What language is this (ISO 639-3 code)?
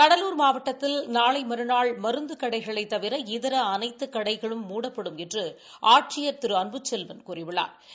tam